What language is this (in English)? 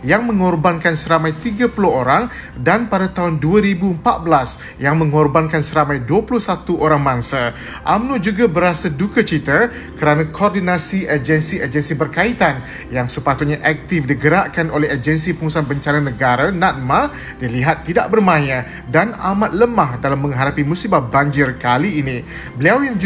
Malay